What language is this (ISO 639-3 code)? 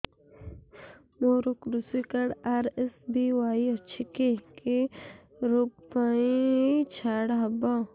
ori